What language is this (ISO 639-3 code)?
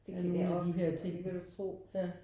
dan